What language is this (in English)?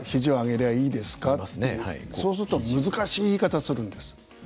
Japanese